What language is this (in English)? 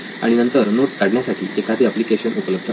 Marathi